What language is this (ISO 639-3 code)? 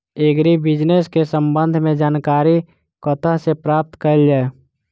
mai